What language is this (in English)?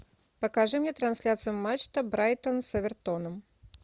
Russian